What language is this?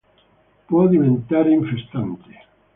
Italian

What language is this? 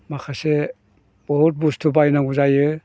Bodo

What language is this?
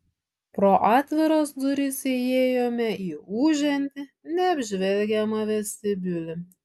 Lithuanian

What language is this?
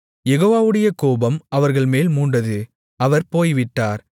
Tamil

